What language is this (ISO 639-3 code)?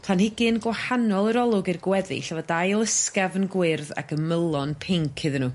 cym